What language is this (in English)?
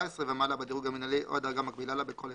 Hebrew